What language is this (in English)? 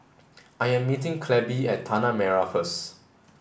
English